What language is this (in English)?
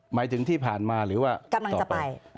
Thai